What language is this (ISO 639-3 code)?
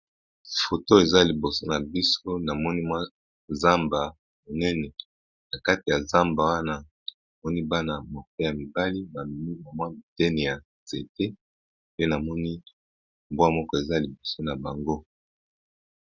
lin